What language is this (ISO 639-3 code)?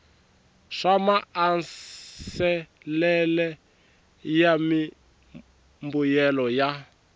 tso